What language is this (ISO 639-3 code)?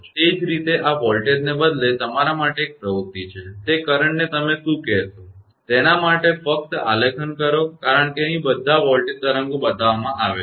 guj